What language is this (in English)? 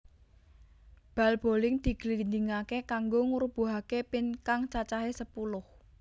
Javanese